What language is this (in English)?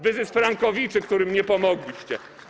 Polish